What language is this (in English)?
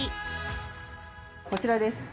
Japanese